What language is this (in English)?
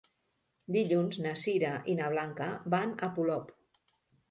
Catalan